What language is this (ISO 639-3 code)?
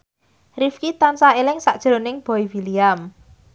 jav